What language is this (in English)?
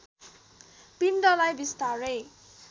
Nepali